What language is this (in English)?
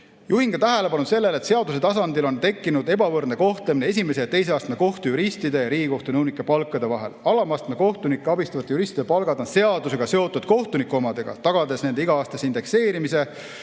Estonian